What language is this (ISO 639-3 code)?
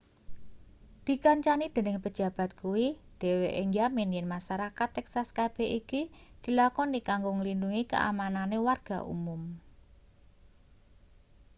jav